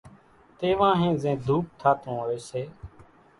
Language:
Kachi Koli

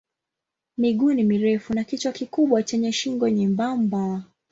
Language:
Swahili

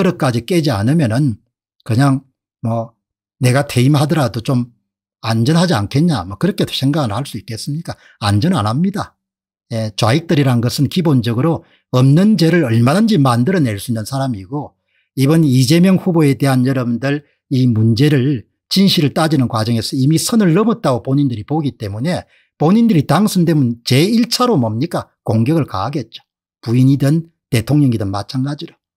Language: Korean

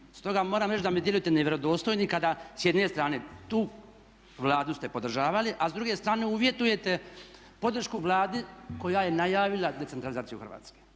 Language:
Croatian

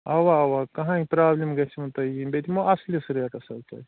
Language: Kashmiri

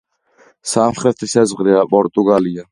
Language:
Georgian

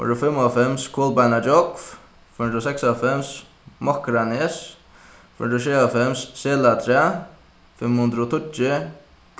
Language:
Faroese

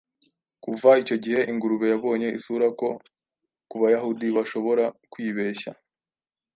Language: Kinyarwanda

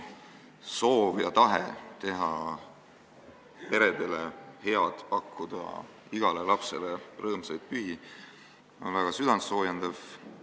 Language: Estonian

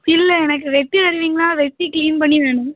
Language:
Tamil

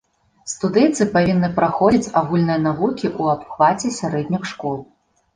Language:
Belarusian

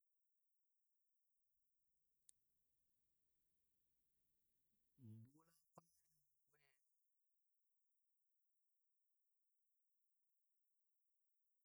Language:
Dadiya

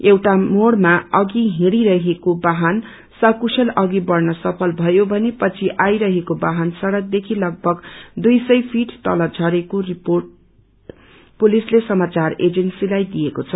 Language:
Nepali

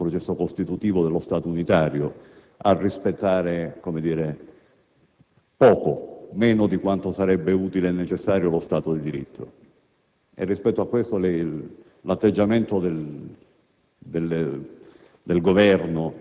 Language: Italian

